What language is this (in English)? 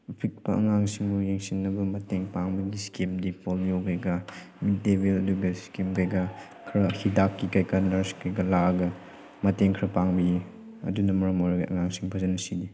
Manipuri